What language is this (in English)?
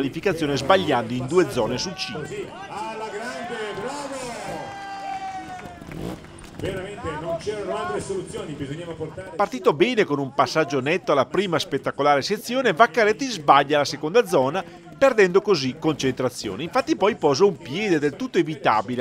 Italian